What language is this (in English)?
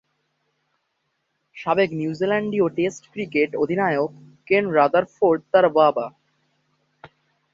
Bangla